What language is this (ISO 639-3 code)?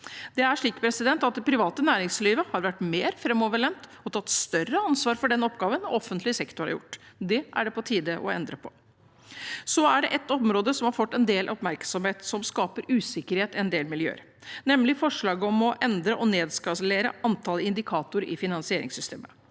nor